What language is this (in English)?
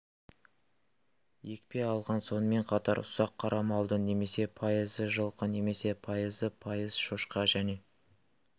Kazakh